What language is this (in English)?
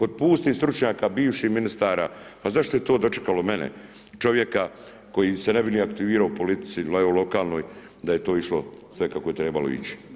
Croatian